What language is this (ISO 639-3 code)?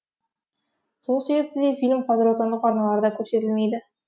kaz